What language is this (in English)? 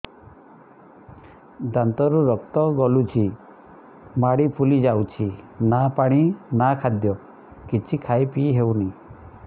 Odia